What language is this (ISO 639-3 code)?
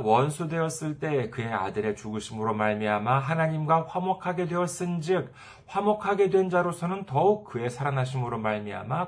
kor